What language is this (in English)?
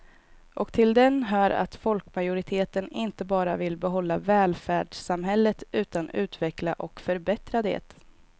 Swedish